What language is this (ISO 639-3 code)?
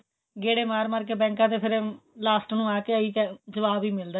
pan